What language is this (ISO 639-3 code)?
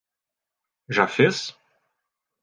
por